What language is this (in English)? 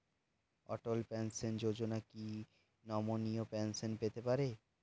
Bangla